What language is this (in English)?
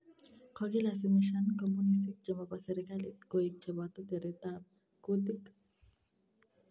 Kalenjin